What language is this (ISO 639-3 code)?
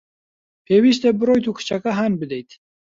ckb